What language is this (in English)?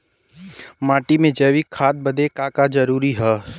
Bhojpuri